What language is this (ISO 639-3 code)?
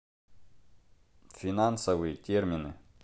rus